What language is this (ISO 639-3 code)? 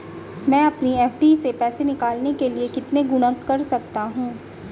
hin